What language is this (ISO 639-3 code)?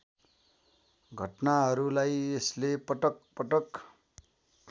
nep